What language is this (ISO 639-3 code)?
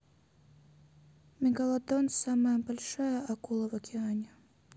rus